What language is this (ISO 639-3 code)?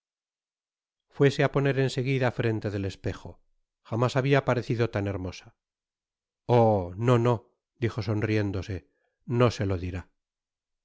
spa